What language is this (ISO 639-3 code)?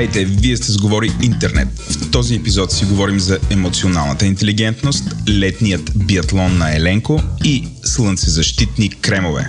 bul